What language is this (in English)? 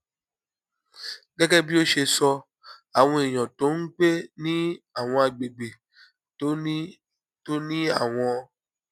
Yoruba